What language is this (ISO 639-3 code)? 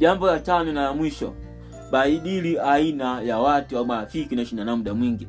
swa